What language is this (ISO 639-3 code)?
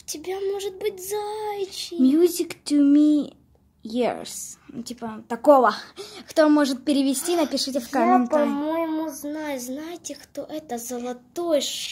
rus